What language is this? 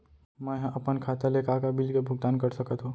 Chhattisgarhi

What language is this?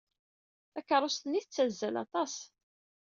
Kabyle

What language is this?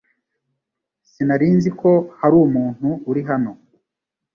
Kinyarwanda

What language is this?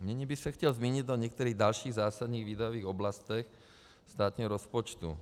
Czech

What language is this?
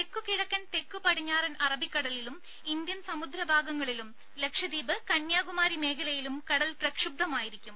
Malayalam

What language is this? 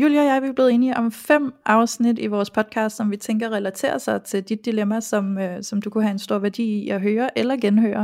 Danish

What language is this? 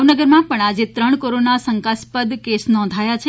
Gujarati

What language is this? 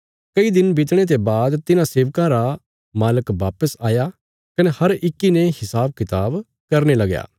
Bilaspuri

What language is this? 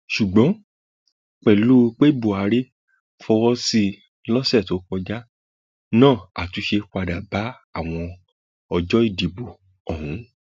Yoruba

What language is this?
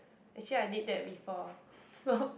English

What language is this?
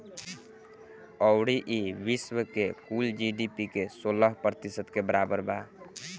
Bhojpuri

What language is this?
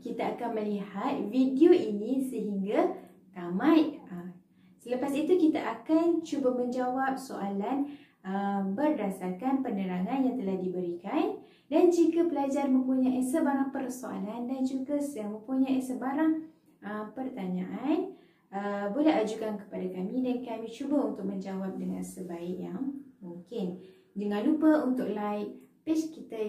Malay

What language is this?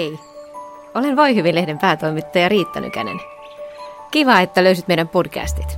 Finnish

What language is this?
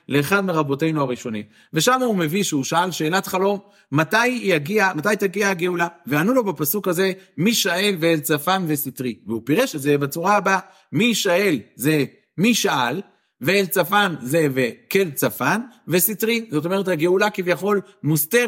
Hebrew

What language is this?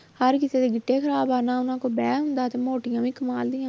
Punjabi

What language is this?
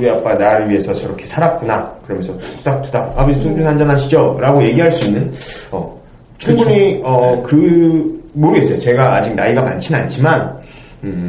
Korean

